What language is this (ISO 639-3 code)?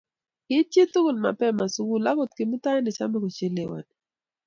kln